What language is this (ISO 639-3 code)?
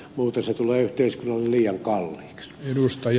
fin